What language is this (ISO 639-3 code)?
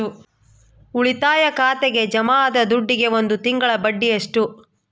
kan